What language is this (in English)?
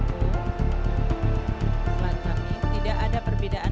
Indonesian